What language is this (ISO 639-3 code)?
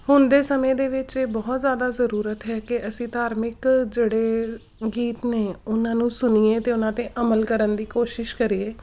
pan